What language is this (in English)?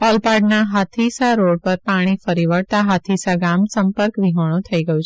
Gujarati